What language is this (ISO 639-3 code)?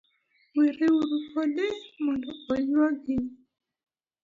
luo